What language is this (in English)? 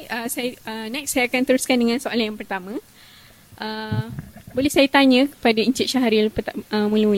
Malay